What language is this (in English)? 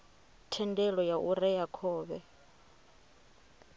Venda